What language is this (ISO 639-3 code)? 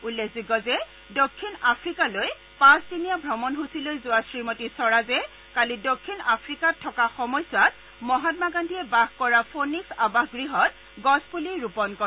asm